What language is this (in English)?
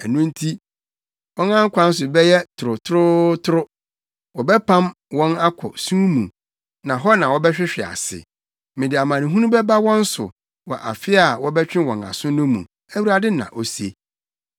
Akan